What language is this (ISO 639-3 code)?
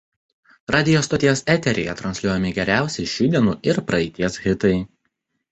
lit